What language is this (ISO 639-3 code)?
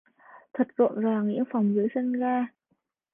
vie